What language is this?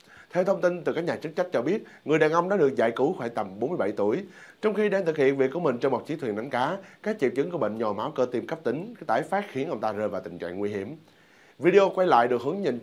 Vietnamese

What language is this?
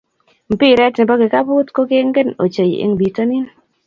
Kalenjin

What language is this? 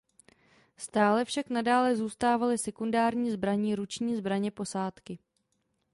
Czech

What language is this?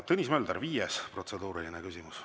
Estonian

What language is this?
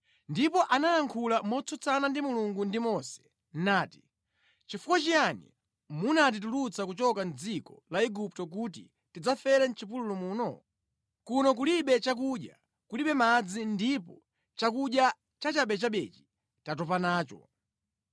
Nyanja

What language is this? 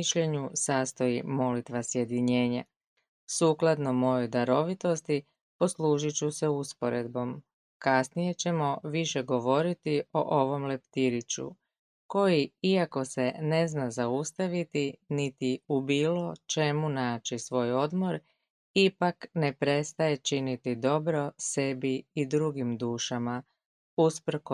Croatian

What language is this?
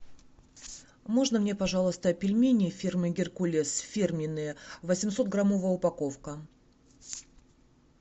Russian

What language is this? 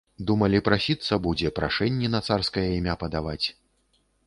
Belarusian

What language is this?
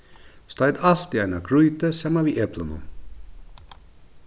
Faroese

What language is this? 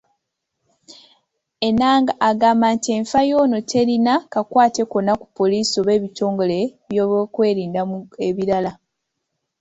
Ganda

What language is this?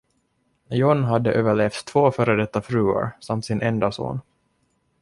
Swedish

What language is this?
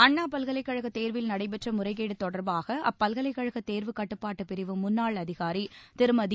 Tamil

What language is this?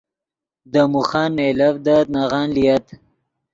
Yidgha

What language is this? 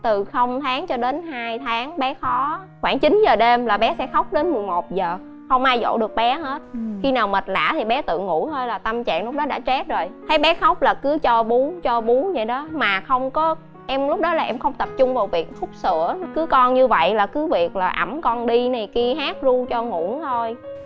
Vietnamese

